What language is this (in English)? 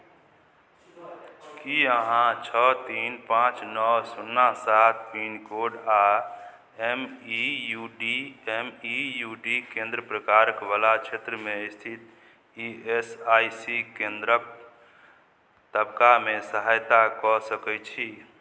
Maithili